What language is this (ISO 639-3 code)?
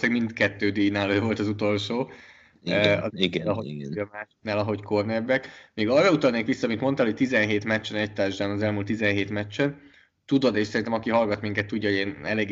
hun